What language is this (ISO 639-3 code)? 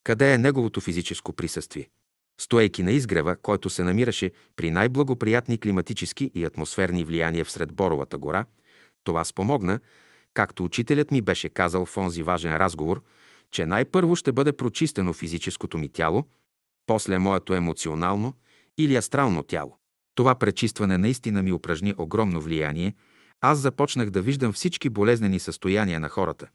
bul